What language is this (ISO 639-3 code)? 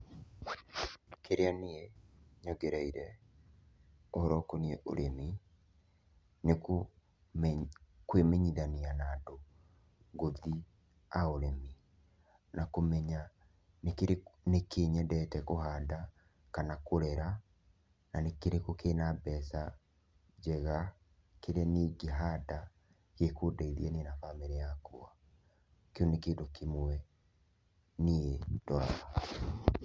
kik